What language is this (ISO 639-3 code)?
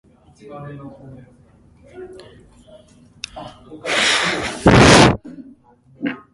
eng